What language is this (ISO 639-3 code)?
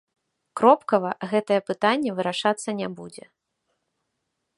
bel